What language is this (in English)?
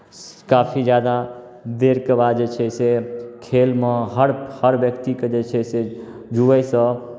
Maithili